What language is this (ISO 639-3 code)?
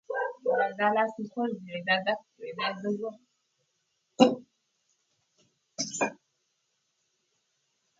pus